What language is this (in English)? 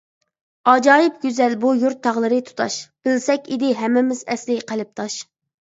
Uyghur